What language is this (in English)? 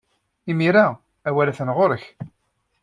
Kabyle